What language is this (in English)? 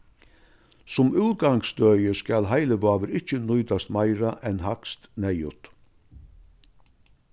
Faroese